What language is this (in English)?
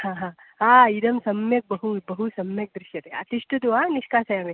Sanskrit